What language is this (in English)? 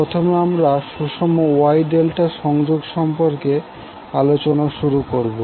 Bangla